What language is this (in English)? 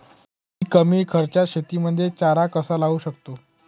Marathi